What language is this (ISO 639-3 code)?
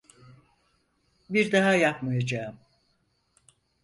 tur